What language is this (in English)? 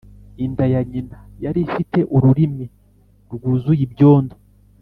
Kinyarwanda